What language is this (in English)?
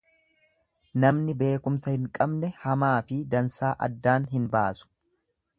Oromo